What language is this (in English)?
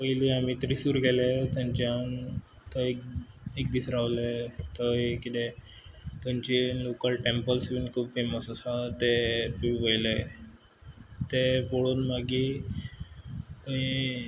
Konkani